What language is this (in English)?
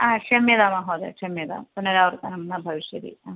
Sanskrit